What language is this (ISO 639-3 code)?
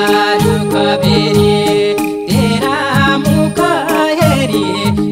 tha